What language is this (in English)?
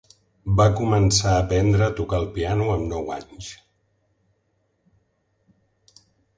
Catalan